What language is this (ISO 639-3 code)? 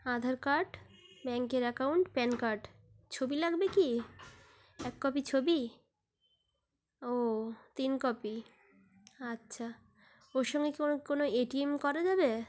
ben